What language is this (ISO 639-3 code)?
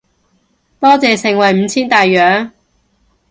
yue